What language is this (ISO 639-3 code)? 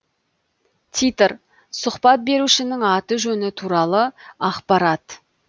kaz